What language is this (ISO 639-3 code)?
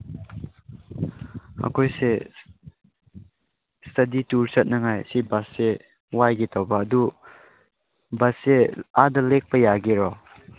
mni